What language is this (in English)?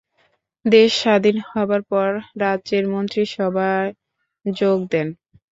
Bangla